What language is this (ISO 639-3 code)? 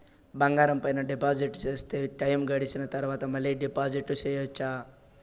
tel